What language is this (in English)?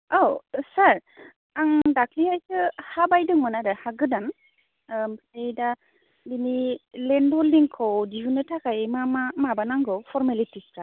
Bodo